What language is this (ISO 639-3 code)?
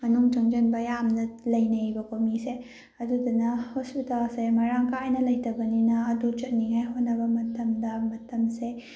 mni